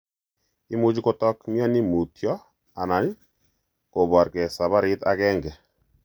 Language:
Kalenjin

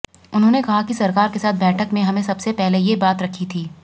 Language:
Hindi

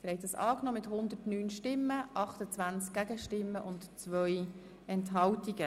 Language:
Swiss German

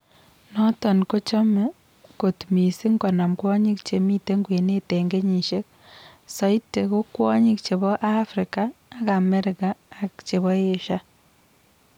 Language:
Kalenjin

